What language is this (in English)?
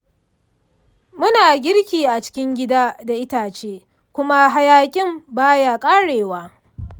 Hausa